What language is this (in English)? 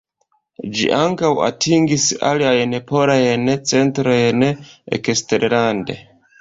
Esperanto